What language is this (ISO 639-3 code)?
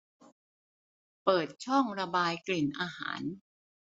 tha